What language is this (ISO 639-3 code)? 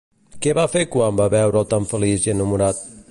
cat